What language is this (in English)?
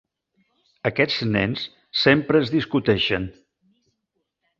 Catalan